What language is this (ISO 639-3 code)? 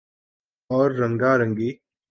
urd